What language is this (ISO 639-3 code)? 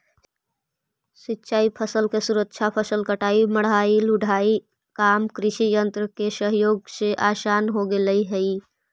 mag